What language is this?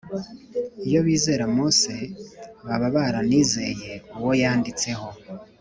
Kinyarwanda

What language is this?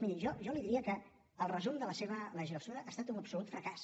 Catalan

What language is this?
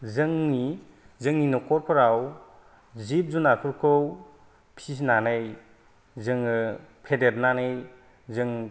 Bodo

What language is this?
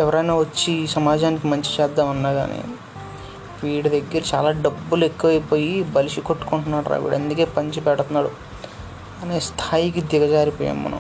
Telugu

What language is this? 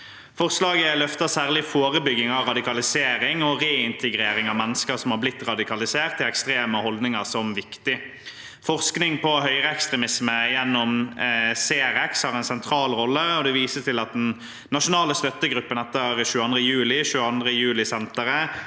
Norwegian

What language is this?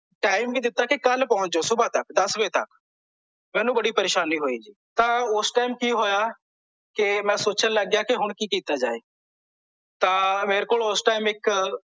Punjabi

